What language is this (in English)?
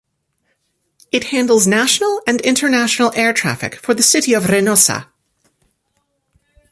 English